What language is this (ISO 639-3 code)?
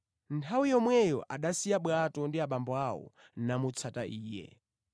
nya